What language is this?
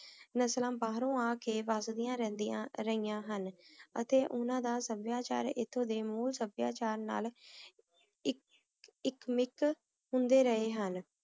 Punjabi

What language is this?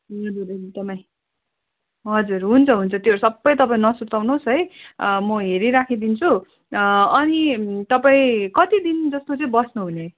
Nepali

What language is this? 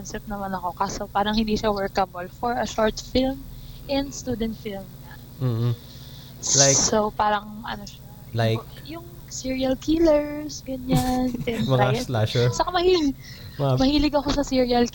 Filipino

